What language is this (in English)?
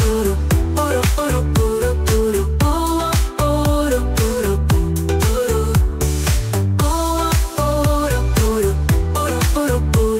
Turkish